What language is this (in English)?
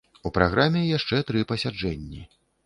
Belarusian